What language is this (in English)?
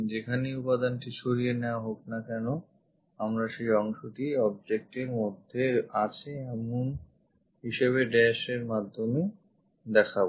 Bangla